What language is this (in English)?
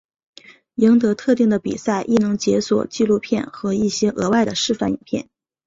Chinese